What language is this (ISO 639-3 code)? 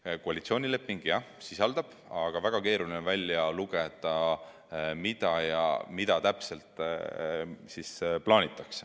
est